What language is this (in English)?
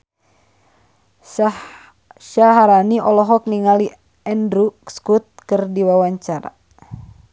Sundanese